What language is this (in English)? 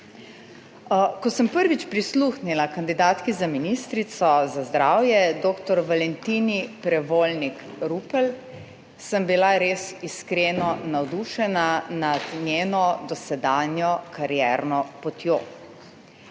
Slovenian